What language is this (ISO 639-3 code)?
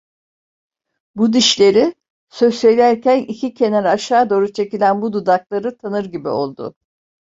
tur